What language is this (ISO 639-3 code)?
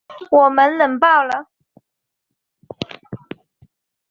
zho